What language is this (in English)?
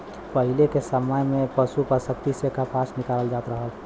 Bhojpuri